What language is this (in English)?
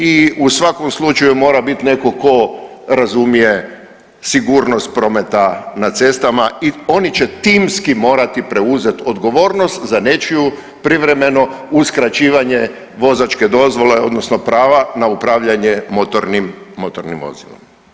Croatian